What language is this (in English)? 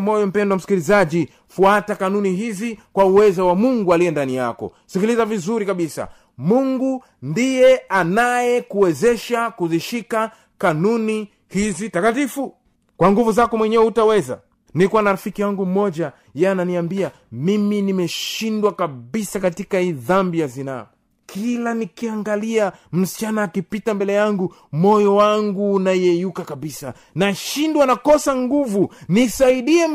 Swahili